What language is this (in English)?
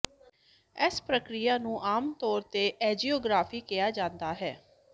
Punjabi